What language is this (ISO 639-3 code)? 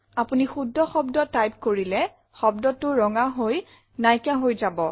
asm